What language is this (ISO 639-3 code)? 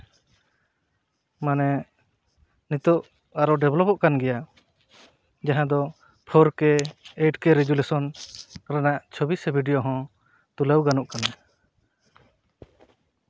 sat